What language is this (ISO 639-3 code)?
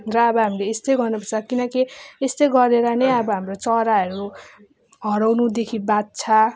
nep